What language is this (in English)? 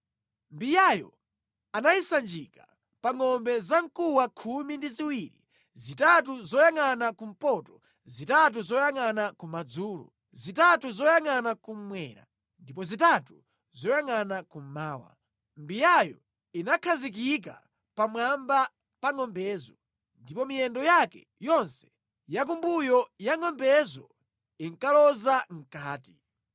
Nyanja